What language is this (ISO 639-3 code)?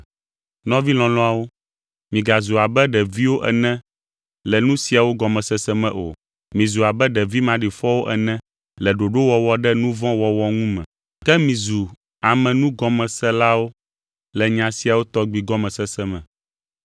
ewe